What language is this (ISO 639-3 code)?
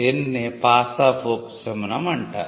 tel